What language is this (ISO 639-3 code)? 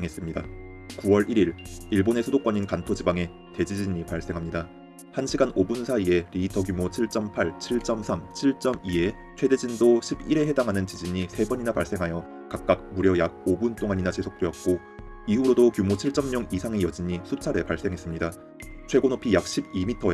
kor